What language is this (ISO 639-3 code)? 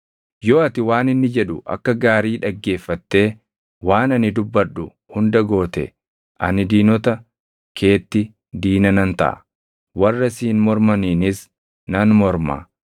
orm